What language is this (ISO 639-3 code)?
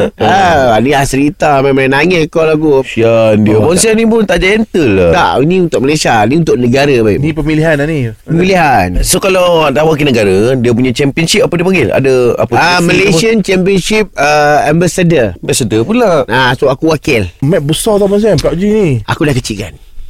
msa